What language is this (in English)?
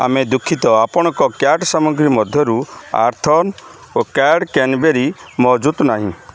Odia